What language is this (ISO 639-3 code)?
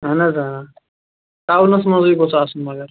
kas